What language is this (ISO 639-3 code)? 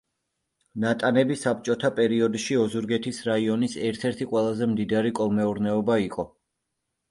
kat